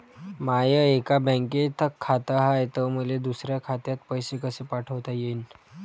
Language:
Marathi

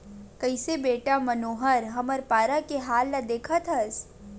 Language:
Chhattisgarhi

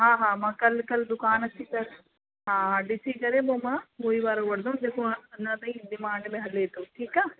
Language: Sindhi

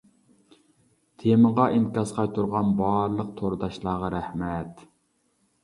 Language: Uyghur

